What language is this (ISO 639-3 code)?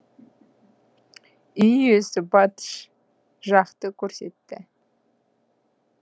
kaz